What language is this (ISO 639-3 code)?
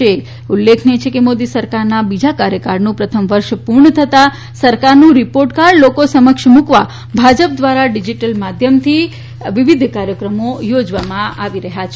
guj